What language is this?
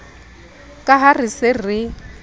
Southern Sotho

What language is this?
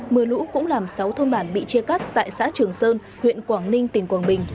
Vietnamese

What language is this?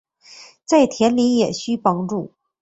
Chinese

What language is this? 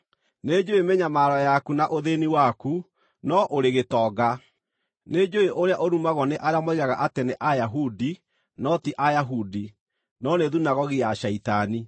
Kikuyu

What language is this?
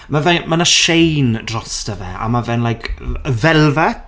Welsh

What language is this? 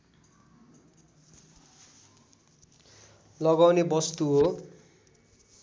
Nepali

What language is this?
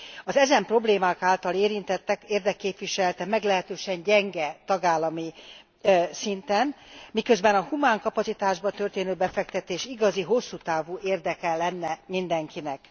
Hungarian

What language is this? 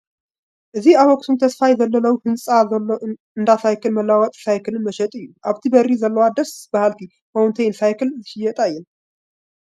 Tigrinya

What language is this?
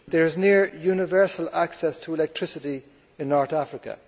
English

